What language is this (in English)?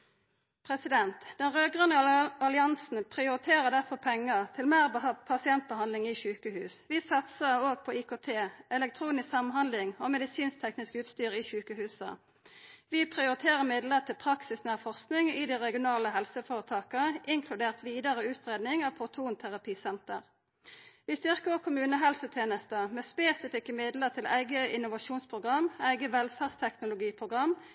Norwegian Nynorsk